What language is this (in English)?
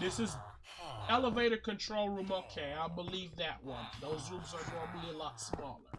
English